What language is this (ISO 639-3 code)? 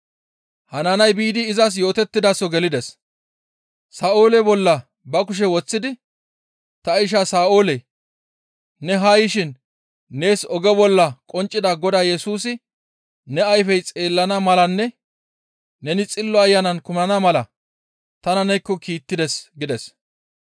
gmv